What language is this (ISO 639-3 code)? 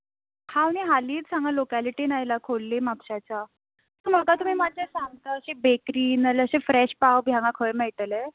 kok